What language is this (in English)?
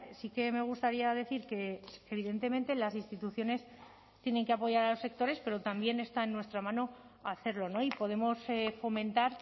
Spanish